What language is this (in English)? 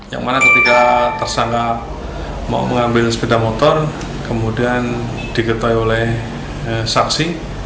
Indonesian